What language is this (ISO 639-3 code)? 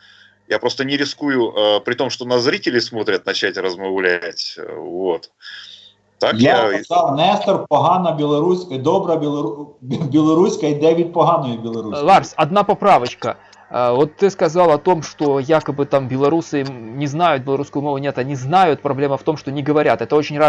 rus